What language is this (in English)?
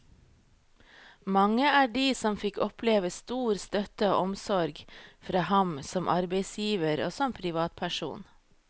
Norwegian